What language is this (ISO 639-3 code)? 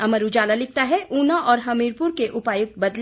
hin